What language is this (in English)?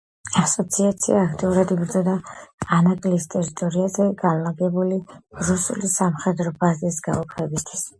Georgian